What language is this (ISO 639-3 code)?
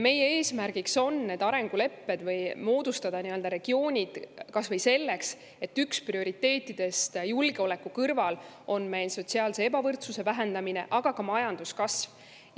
est